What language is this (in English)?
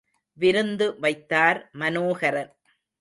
Tamil